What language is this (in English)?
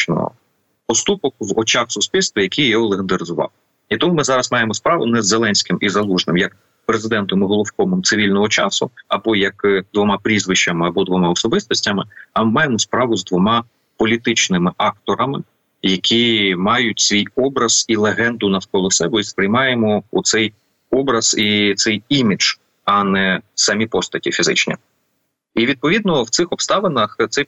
Ukrainian